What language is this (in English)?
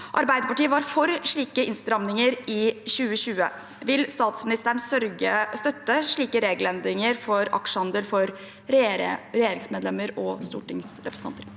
Norwegian